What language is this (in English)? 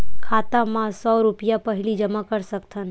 Chhattisgarhi